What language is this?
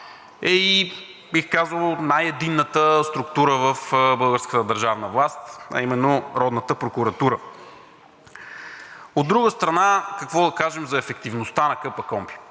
Bulgarian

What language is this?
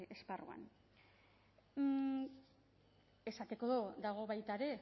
Basque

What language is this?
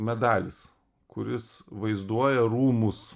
Lithuanian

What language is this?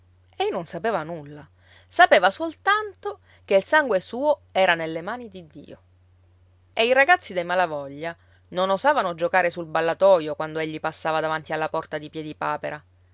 Italian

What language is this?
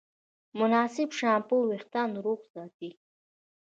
Pashto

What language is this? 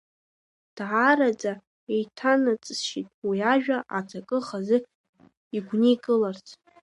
Abkhazian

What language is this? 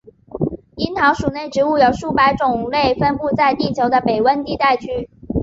Chinese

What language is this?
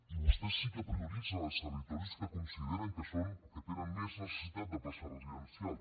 Catalan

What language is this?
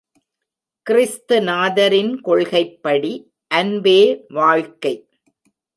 Tamil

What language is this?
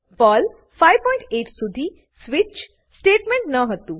Gujarati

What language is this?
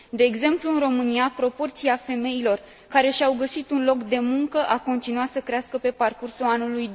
Romanian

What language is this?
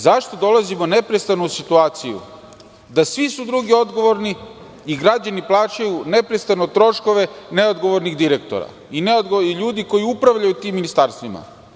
Serbian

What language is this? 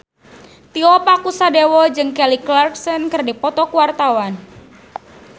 Sundanese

